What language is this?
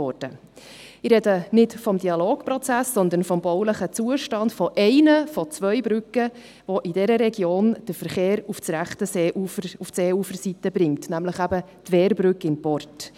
Swiss German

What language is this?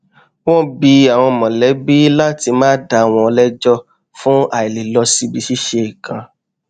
Yoruba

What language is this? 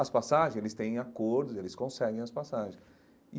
Portuguese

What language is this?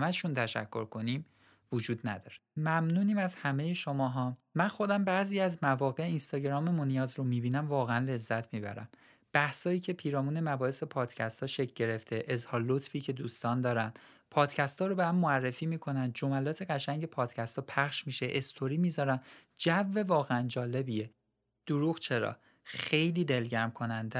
Persian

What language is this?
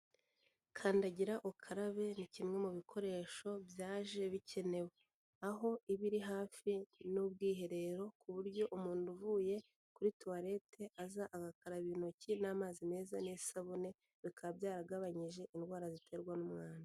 Kinyarwanda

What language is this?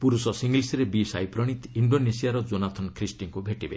Odia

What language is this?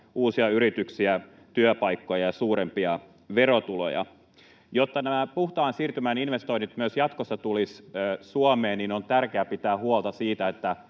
Finnish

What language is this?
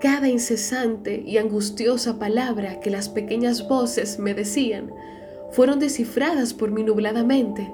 Spanish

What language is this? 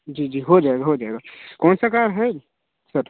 Hindi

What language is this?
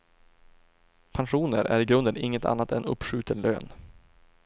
Swedish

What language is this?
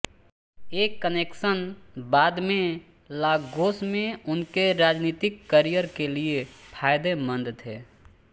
Hindi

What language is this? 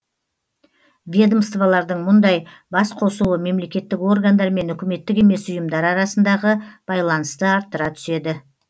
Kazakh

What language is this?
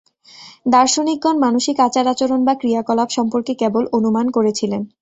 Bangla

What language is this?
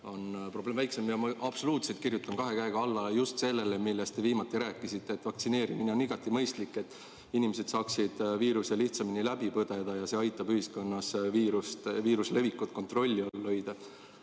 Estonian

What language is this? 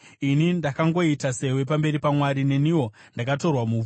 Shona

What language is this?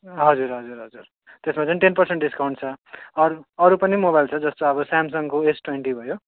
Nepali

